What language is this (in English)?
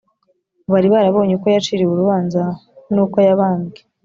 Kinyarwanda